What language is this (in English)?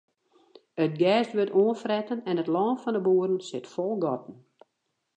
Western Frisian